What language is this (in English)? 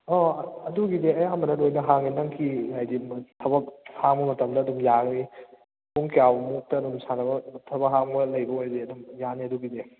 Manipuri